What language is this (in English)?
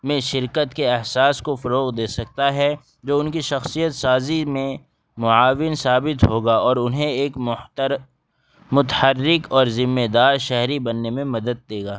Urdu